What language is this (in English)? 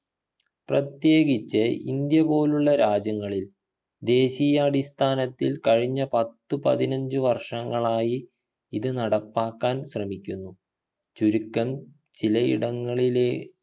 Malayalam